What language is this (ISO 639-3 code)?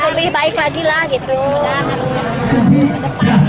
ind